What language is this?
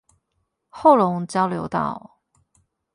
Chinese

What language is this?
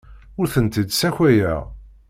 Kabyle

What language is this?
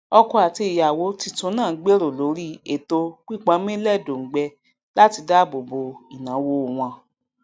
Yoruba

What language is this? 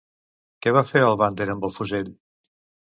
Catalan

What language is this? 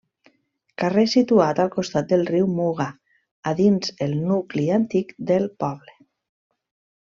Catalan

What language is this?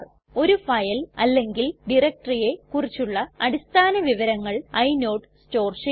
Malayalam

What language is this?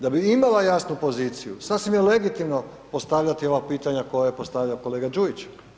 Croatian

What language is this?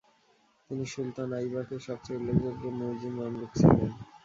Bangla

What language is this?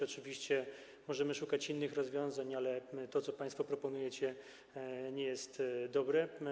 Polish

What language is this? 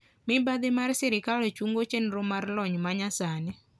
Luo (Kenya and Tanzania)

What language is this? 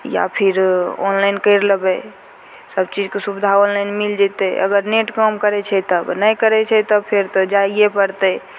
Maithili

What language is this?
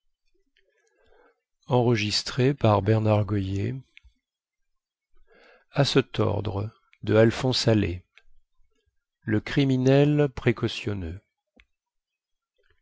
French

